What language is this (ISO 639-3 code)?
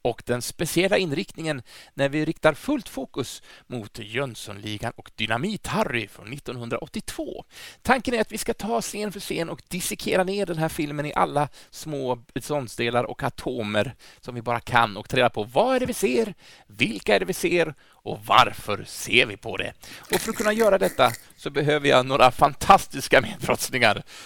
swe